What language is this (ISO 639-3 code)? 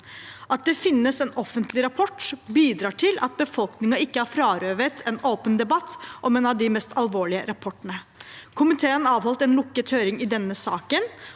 nor